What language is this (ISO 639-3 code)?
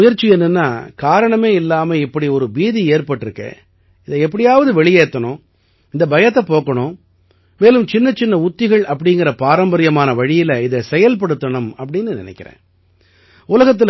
tam